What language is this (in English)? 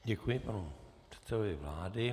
Czech